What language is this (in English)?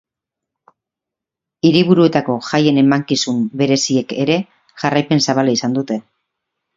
Basque